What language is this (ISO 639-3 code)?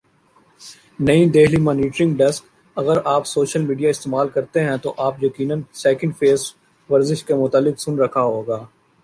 urd